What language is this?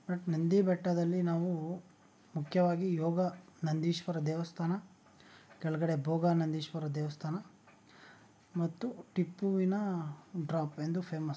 Kannada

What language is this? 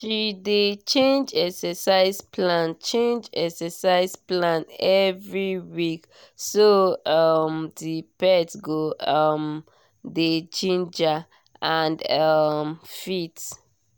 Nigerian Pidgin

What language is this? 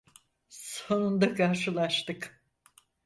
Turkish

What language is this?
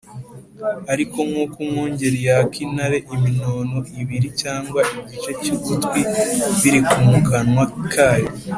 Kinyarwanda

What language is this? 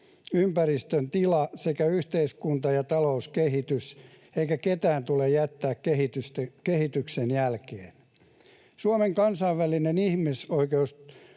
Finnish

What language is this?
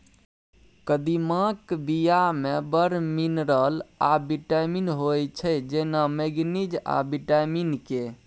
Maithili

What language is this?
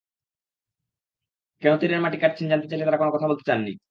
Bangla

